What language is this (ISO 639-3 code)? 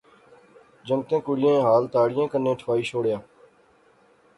phr